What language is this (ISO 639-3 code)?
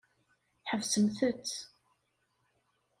kab